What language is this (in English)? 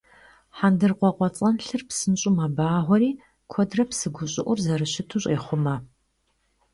Kabardian